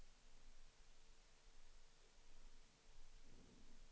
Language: Swedish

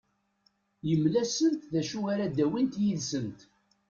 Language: Kabyle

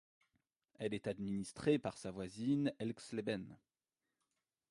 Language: French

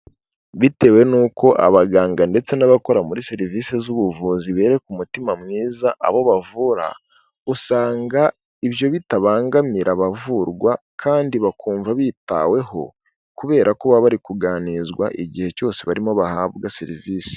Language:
Kinyarwanda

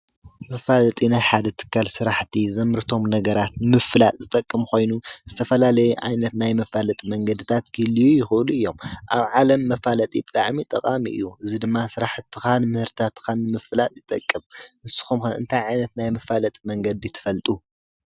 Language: Tigrinya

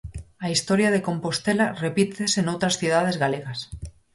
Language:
Galician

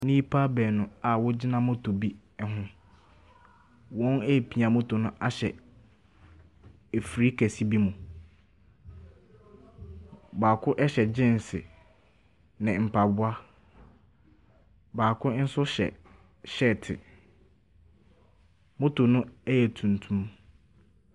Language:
Akan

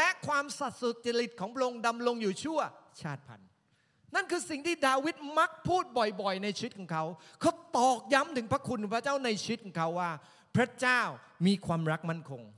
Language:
Thai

